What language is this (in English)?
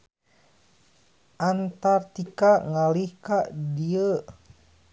Sundanese